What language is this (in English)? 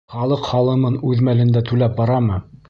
Bashkir